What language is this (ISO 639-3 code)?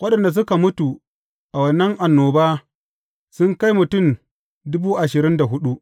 hau